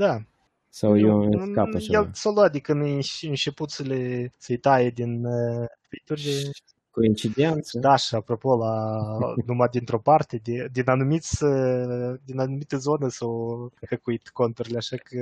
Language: Romanian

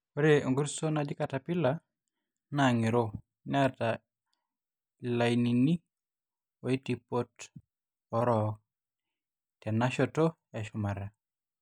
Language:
Masai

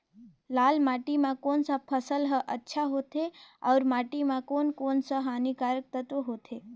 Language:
Chhattisgarhi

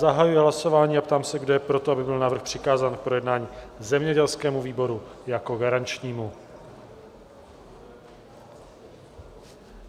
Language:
Czech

